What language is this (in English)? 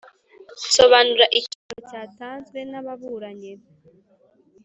Kinyarwanda